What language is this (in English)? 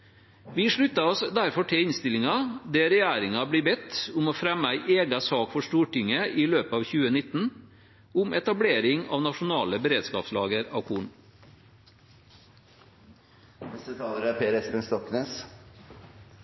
Norwegian Bokmål